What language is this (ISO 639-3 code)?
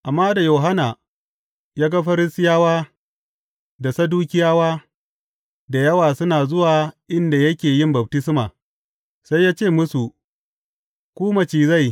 hau